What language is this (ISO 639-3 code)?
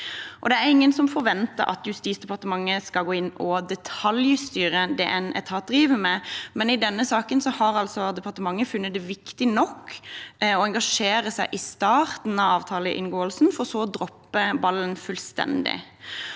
nor